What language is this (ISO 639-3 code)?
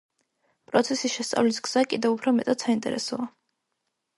kat